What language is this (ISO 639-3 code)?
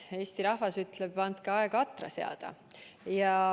est